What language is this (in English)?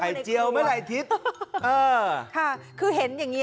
Thai